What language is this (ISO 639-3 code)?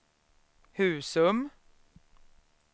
swe